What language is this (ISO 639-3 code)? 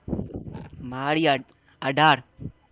guj